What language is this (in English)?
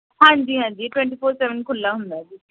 Punjabi